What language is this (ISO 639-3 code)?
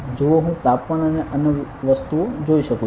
guj